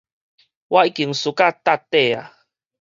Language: Min Nan Chinese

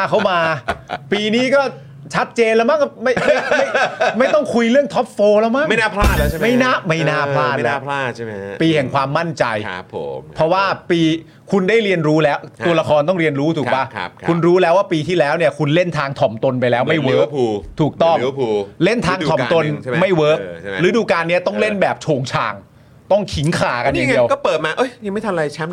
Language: Thai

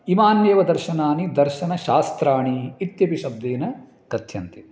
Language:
Sanskrit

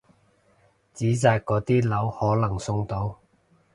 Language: Cantonese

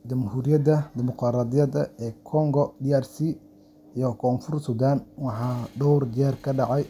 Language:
Somali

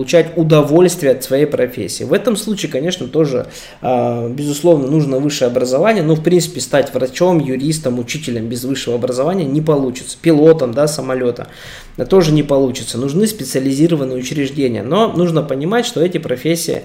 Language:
Russian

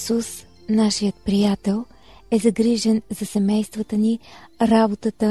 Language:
Bulgarian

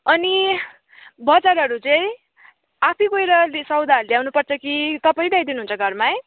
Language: Nepali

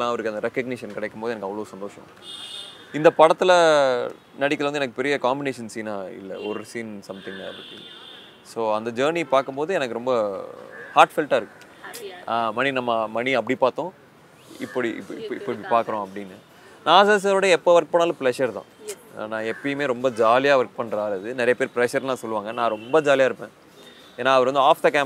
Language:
Tamil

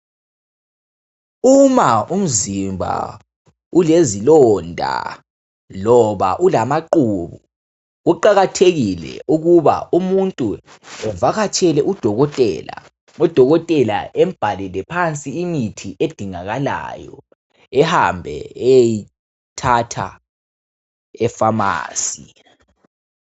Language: North Ndebele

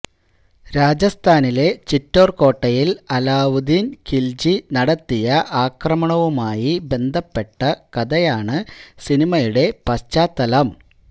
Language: Malayalam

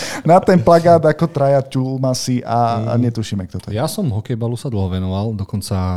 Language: Slovak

